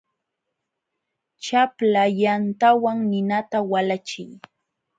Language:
Jauja Wanca Quechua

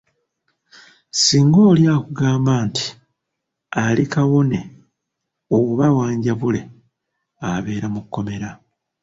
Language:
Ganda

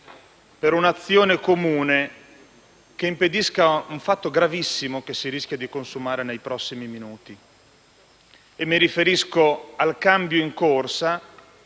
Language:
Italian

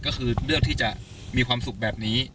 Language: Thai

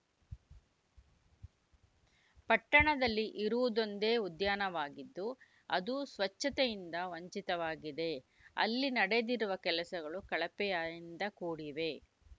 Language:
Kannada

